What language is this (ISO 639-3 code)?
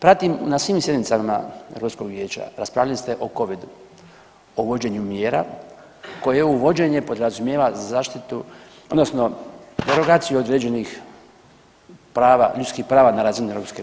hrv